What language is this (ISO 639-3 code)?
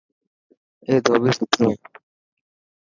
mki